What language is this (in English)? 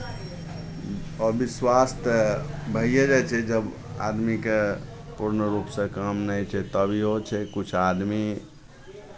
Maithili